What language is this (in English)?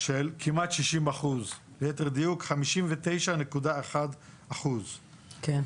Hebrew